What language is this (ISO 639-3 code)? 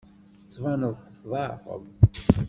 kab